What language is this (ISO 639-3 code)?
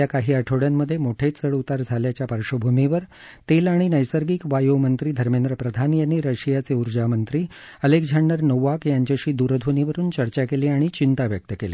mar